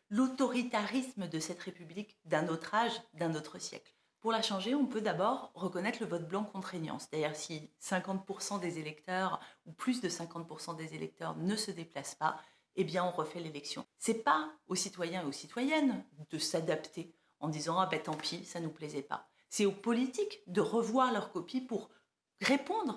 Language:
French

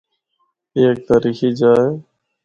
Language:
Northern Hindko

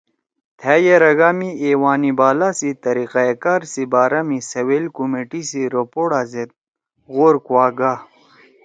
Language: Torwali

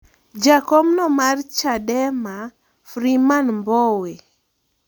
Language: Luo (Kenya and Tanzania)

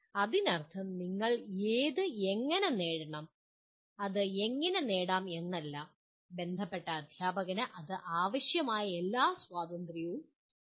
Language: Malayalam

